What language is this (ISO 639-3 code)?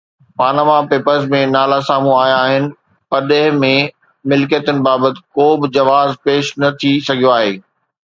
snd